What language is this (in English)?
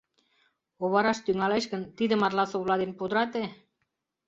Mari